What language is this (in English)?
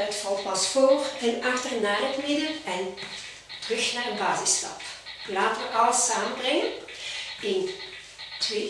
Dutch